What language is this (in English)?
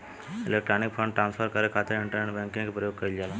Bhojpuri